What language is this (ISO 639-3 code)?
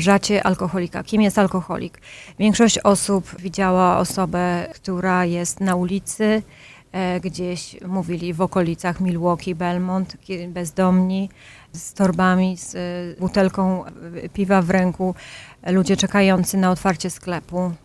pol